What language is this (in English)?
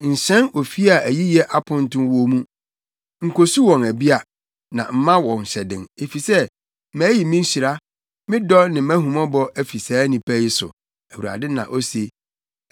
Akan